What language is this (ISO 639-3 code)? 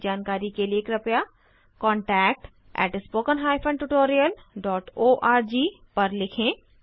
hin